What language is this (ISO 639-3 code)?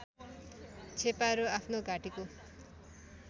nep